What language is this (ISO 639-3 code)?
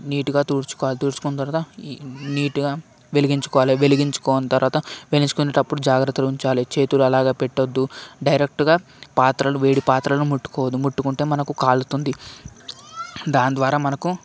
tel